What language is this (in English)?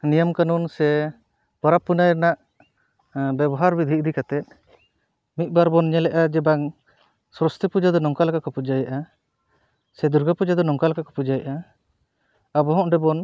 Santali